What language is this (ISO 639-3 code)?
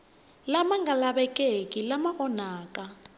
tso